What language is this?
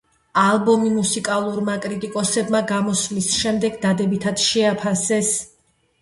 Georgian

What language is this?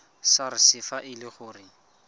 Tswana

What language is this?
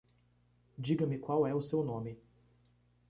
Portuguese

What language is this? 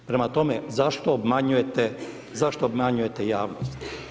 Croatian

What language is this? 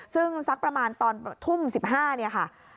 Thai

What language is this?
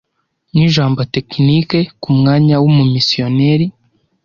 Kinyarwanda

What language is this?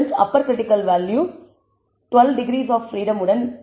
Tamil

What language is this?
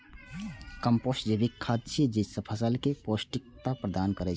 Maithili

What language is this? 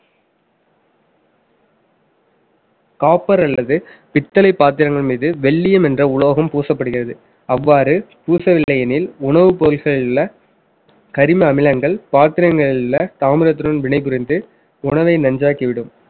Tamil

